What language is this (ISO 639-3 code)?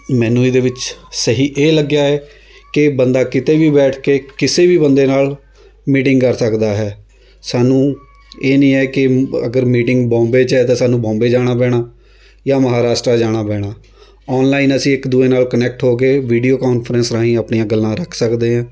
pan